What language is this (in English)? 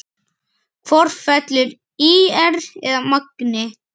Icelandic